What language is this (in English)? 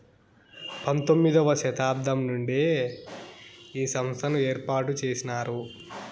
Telugu